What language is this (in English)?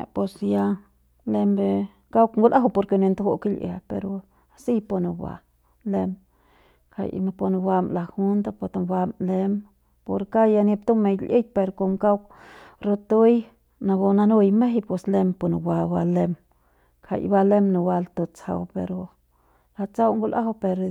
Central Pame